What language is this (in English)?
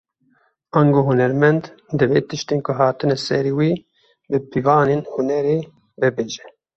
Kurdish